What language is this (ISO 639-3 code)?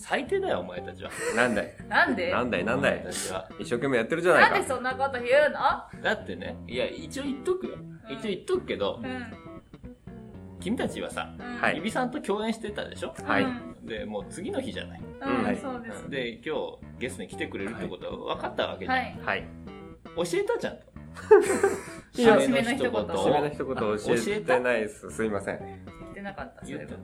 jpn